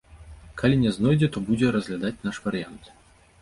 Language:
Belarusian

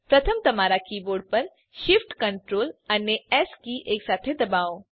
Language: Gujarati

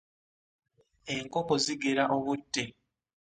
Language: Ganda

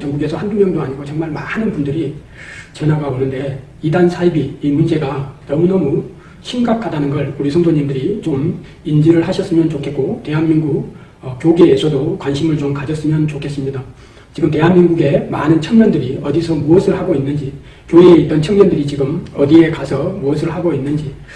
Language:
Korean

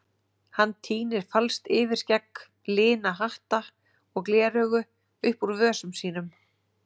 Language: Icelandic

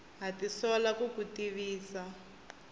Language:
Tsonga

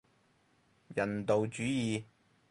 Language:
Cantonese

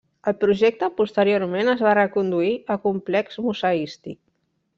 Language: Catalan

